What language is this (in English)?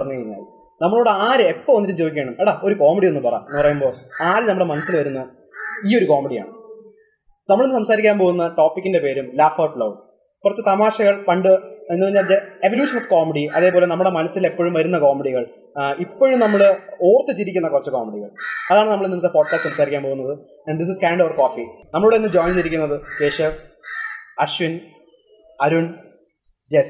Malayalam